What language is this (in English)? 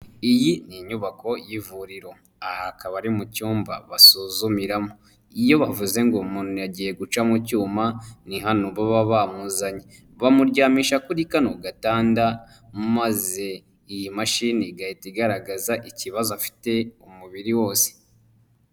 Kinyarwanda